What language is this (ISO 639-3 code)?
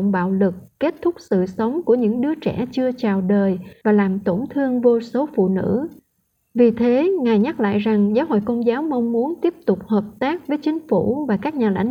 vie